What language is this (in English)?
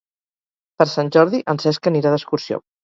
Catalan